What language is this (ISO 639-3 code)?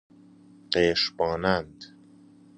fas